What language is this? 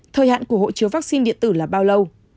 Vietnamese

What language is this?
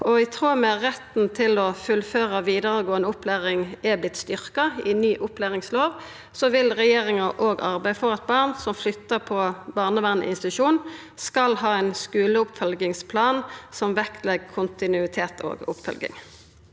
Norwegian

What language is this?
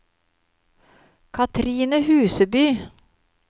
Norwegian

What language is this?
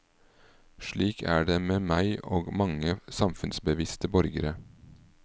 Norwegian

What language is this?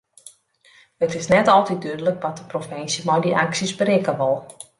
Western Frisian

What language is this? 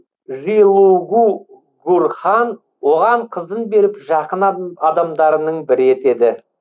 Kazakh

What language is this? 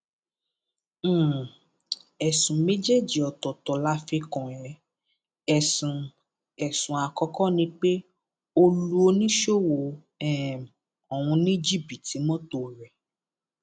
Yoruba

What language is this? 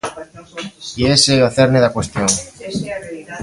Galician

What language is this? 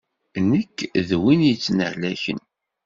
Kabyle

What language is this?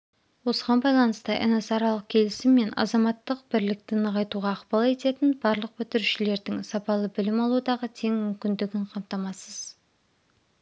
Kazakh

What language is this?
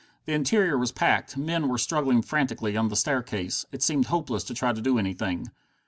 English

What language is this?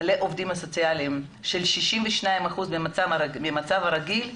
Hebrew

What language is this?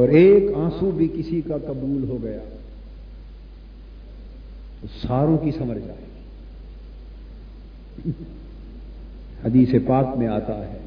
Urdu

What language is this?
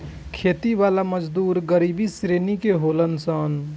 Bhojpuri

